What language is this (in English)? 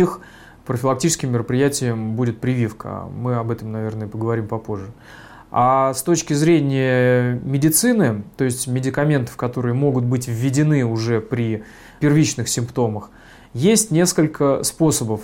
Russian